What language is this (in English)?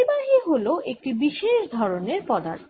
Bangla